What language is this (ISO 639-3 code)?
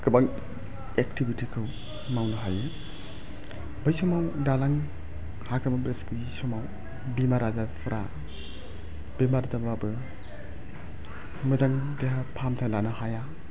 brx